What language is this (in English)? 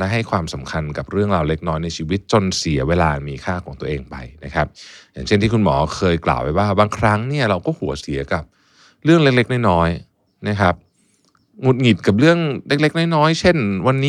Thai